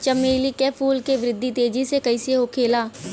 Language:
Bhojpuri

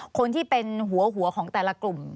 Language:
Thai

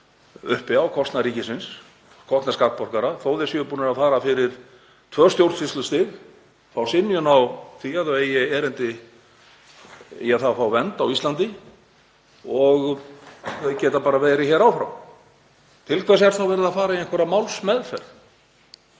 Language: Icelandic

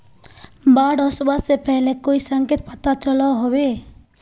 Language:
Magahi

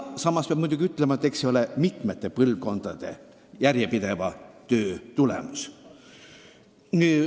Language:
Estonian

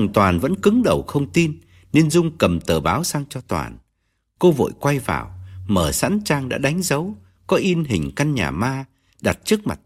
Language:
Vietnamese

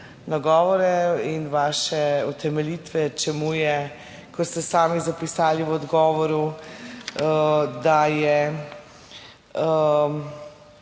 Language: Slovenian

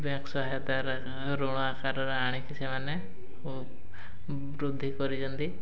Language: Odia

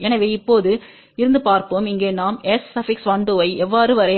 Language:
Tamil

